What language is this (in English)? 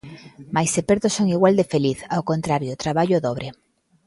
Galician